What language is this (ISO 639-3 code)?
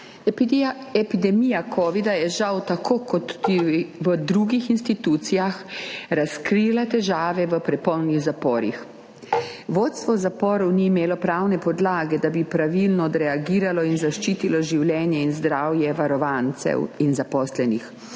slv